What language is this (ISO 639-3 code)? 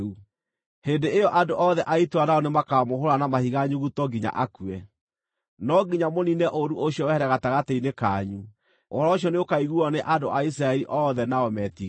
kik